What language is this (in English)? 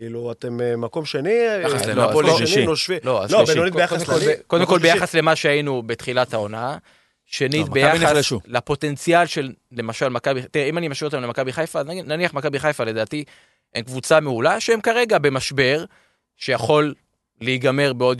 Hebrew